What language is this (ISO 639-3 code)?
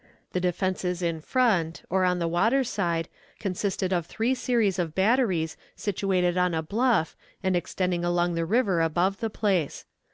eng